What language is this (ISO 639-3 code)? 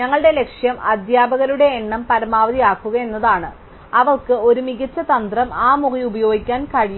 mal